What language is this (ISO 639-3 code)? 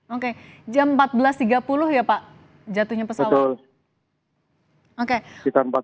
ind